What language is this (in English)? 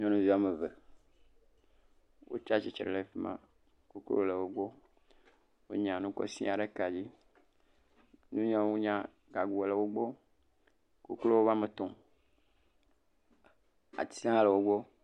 Ewe